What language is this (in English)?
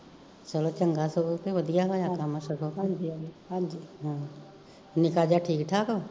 Punjabi